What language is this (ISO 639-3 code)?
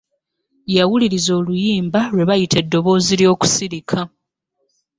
lug